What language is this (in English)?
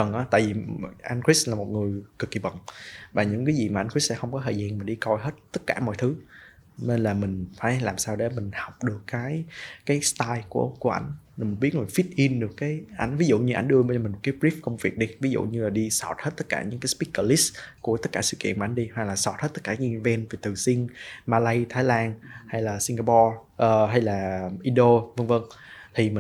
Vietnamese